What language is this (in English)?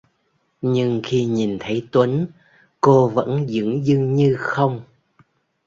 Vietnamese